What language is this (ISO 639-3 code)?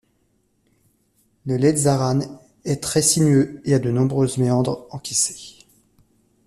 fra